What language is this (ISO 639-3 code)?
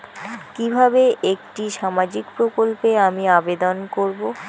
ben